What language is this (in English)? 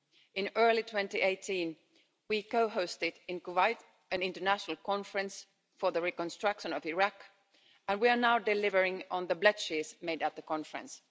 English